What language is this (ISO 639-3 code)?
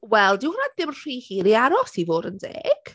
cym